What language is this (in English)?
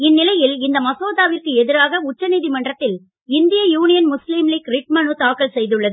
Tamil